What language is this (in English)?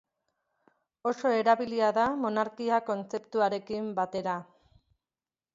Basque